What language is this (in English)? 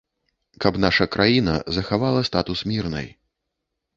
Belarusian